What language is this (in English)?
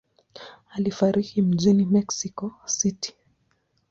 Swahili